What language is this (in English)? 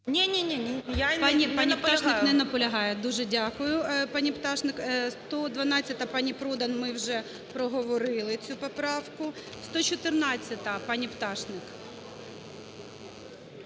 Ukrainian